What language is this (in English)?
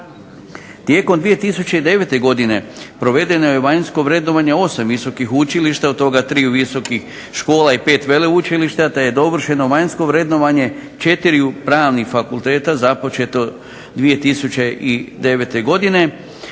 Croatian